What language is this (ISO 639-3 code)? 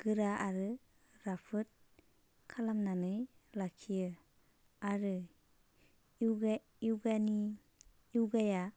brx